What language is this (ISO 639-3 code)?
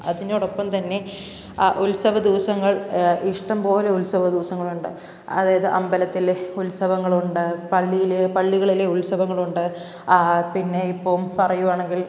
mal